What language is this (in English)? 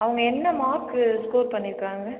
Tamil